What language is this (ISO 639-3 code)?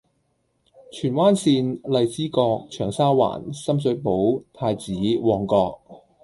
yue